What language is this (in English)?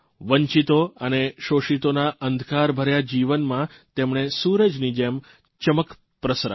Gujarati